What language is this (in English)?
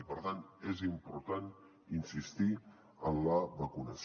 Catalan